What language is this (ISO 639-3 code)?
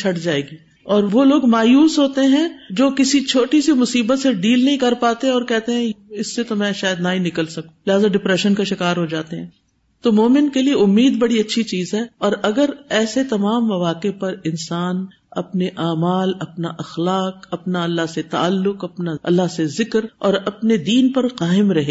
urd